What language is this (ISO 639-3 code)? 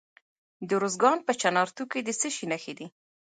pus